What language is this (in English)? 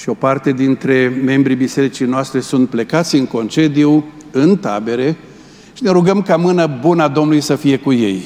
Romanian